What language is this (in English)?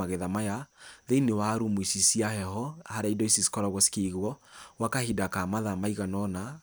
Kikuyu